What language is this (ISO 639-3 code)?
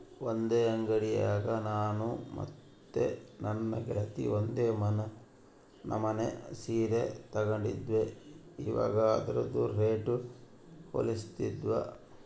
kan